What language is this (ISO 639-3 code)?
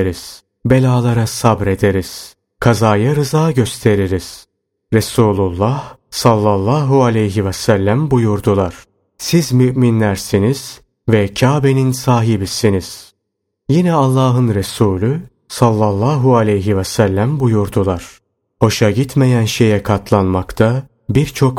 tur